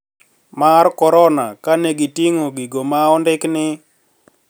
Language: Luo (Kenya and Tanzania)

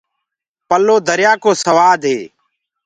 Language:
Gurgula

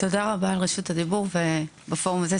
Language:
Hebrew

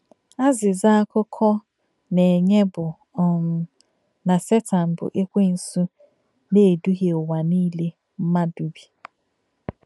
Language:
Igbo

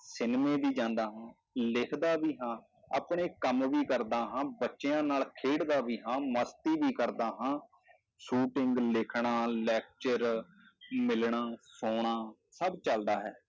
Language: Punjabi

